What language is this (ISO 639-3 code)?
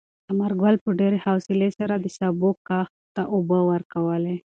pus